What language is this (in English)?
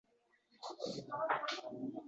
Uzbek